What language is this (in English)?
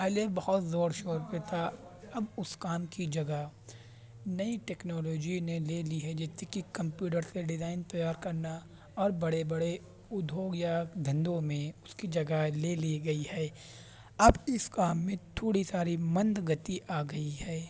Urdu